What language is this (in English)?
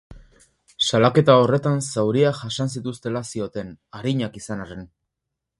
Basque